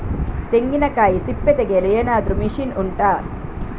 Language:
Kannada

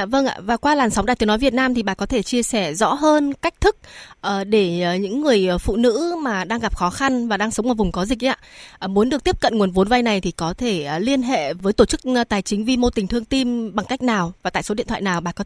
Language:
Vietnamese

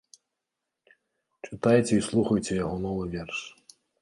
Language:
Belarusian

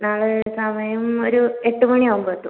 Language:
Malayalam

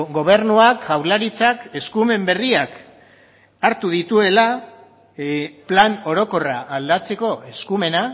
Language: Basque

